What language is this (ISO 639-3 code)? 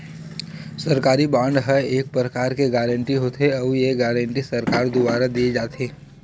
hne